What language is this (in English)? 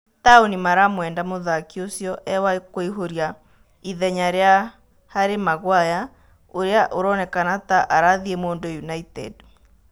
Kikuyu